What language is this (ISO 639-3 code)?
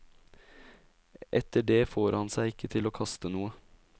nor